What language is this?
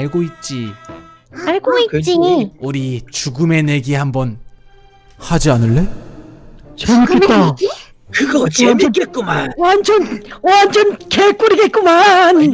Korean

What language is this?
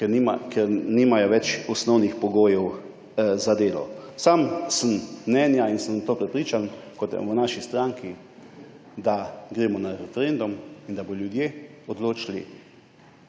Slovenian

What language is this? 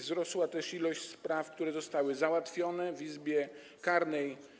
Polish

